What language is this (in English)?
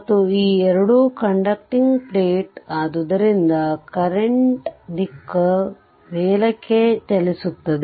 Kannada